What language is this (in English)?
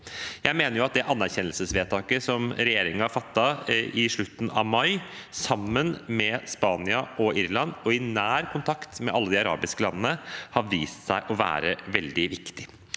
Norwegian